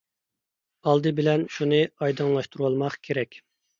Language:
Uyghur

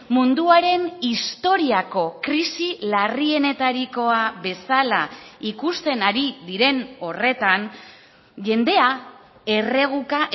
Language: Basque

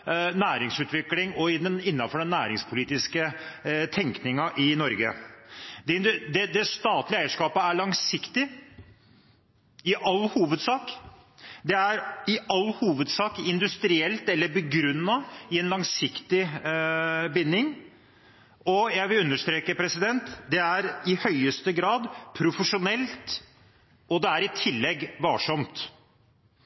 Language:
Norwegian Bokmål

